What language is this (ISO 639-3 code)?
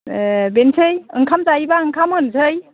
brx